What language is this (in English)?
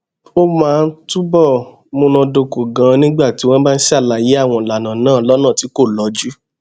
Yoruba